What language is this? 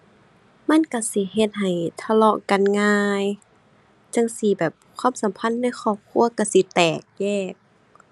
Thai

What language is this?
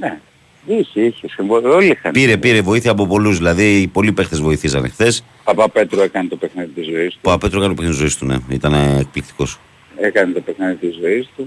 Greek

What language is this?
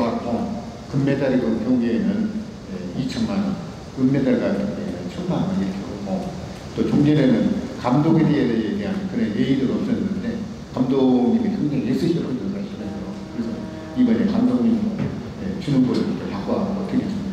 Korean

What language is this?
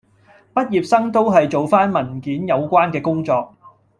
Cantonese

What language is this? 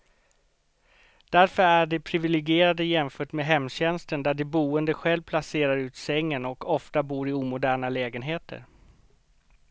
Swedish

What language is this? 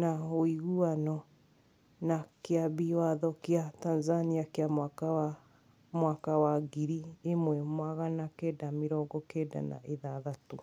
Kikuyu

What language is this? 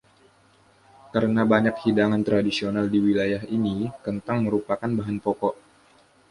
Indonesian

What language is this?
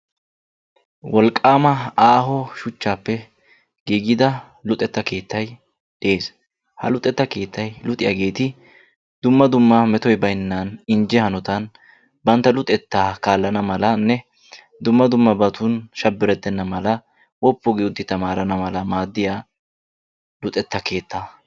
Wolaytta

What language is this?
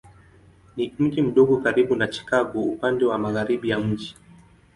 Swahili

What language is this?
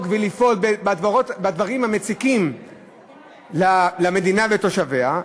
Hebrew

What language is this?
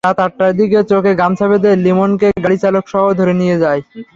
Bangla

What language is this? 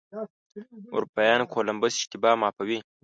Pashto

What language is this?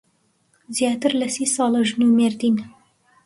Central Kurdish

